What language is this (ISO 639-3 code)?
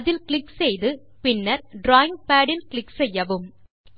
tam